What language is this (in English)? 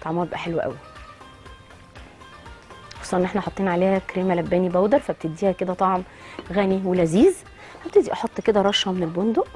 Arabic